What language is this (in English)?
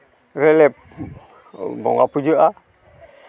Santali